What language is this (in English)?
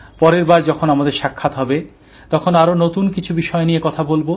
Bangla